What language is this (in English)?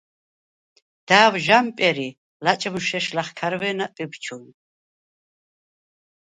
Svan